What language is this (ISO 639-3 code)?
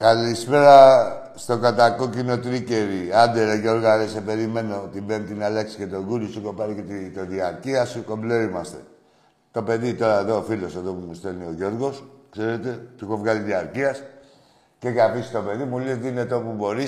ell